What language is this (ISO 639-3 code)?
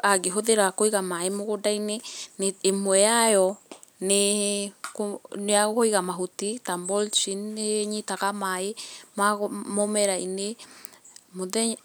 kik